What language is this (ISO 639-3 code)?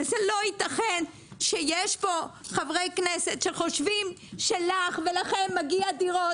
heb